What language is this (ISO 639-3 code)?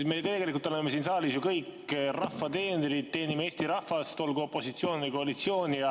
est